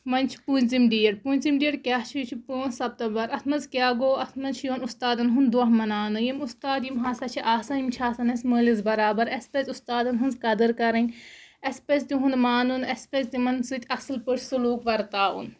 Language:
Kashmiri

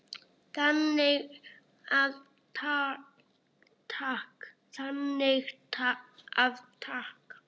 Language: Icelandic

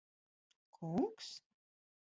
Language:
Latvian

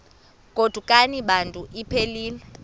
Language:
Xhosa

